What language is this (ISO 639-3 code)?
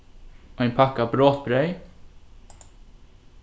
fao